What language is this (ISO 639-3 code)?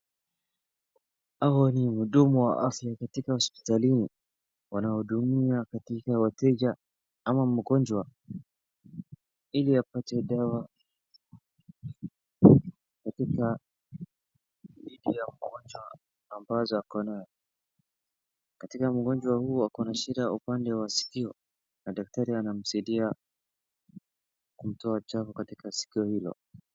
swa